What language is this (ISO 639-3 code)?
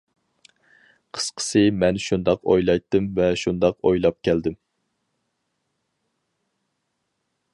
uig